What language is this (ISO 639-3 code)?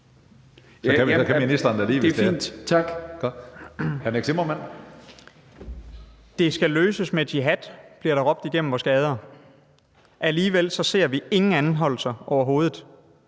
dan